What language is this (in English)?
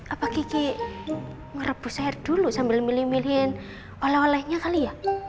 Indonesian